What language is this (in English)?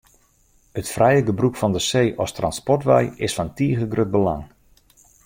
Western Frisian